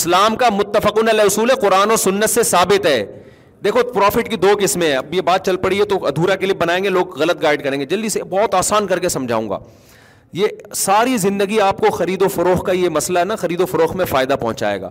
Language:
Urdu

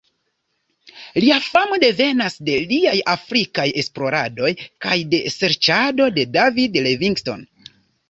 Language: Esperanto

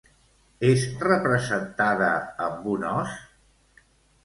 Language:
Catalan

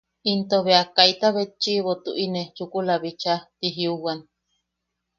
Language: Yaqui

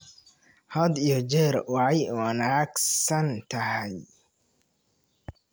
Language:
Somali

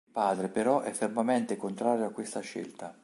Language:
Italian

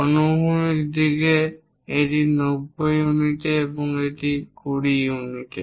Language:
Bangla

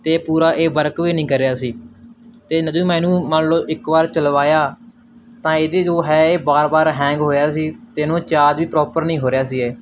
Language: Punjabi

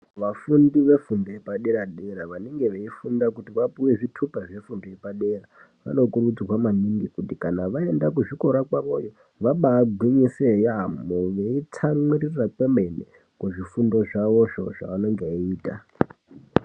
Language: Ndau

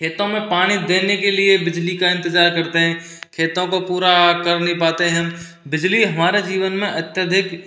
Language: Hindi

